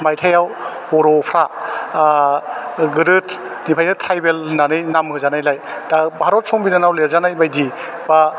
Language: Bodo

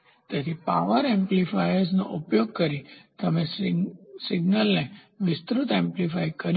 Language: Gujarati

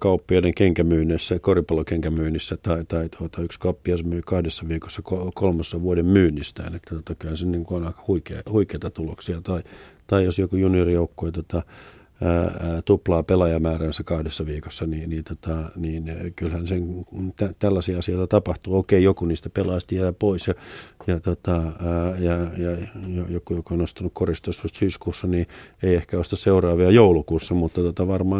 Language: Finnish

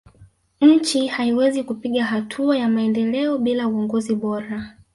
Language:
Swahili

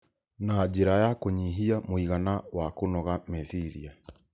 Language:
Kikuyu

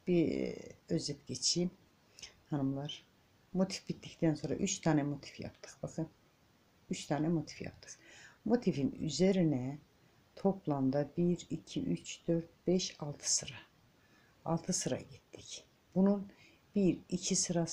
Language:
Turkish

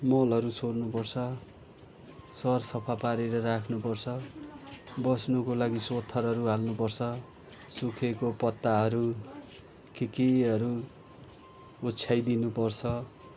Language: Nepali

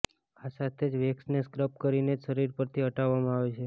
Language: Gujarati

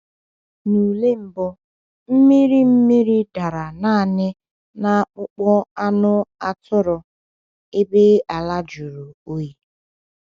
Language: Igbo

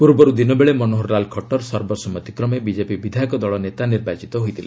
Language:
Odia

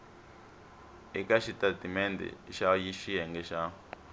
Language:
Tsonga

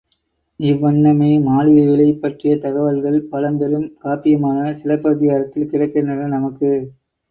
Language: Tamil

